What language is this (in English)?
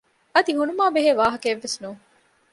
Divehi